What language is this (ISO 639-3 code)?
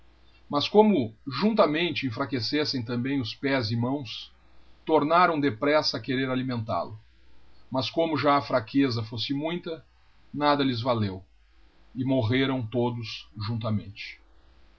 por